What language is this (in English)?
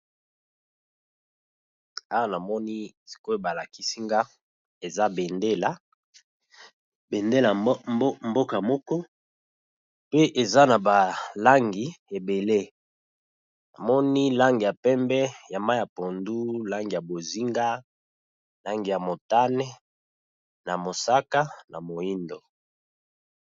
Lingala